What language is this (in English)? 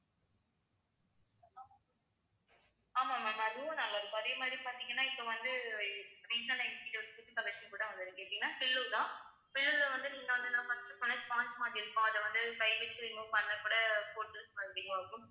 Tamil